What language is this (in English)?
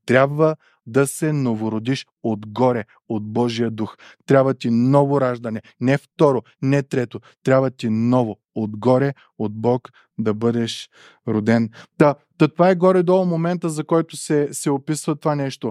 Bulgarian